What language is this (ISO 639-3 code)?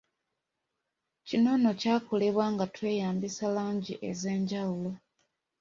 lug